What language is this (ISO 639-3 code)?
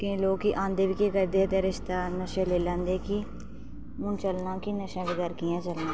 doi